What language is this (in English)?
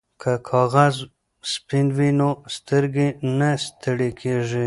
Pashto